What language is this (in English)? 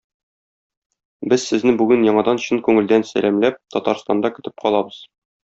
Tatar